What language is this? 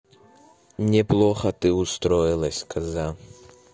Russian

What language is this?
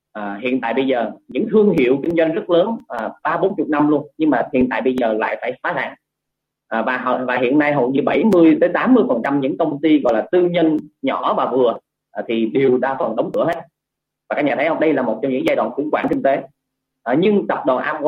Vietnamese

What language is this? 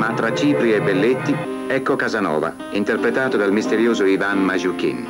Italian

